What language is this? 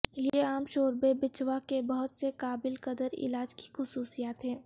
Urdu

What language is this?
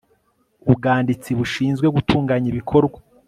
Kinyarwanda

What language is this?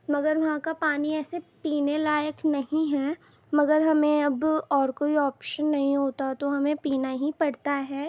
Urdu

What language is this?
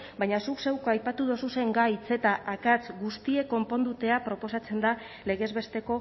Basque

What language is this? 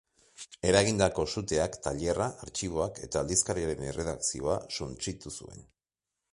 Basque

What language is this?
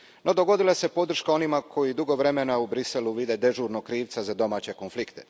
Croatian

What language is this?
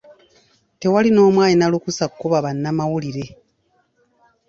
Ganda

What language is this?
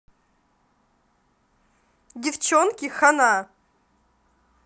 Russian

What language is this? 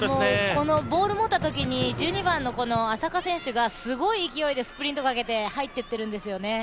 Japanese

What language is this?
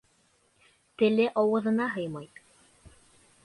Bashkir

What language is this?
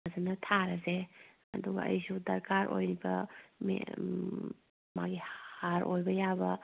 Manipuri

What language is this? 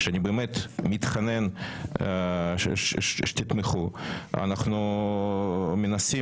Hebrew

